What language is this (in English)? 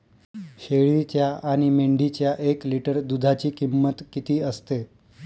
Marathi